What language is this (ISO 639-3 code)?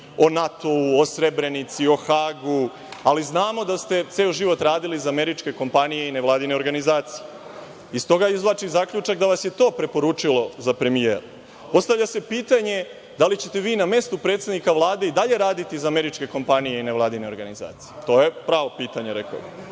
srp